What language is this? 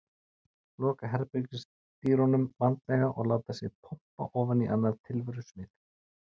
Icelandic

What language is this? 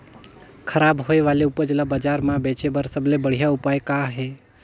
Chhattisgarhi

